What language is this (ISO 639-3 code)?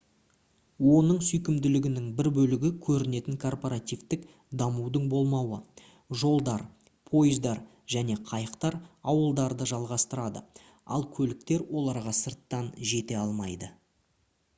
kaz